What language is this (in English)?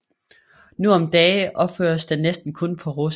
Danish